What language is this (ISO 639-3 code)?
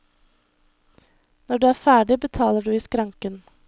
nor